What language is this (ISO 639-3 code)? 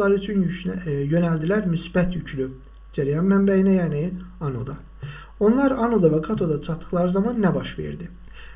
tur